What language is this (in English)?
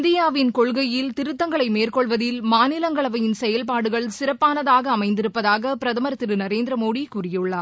Tamil